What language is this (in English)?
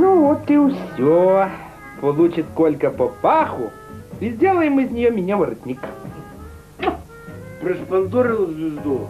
Russian